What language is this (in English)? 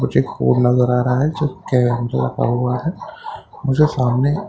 Hindi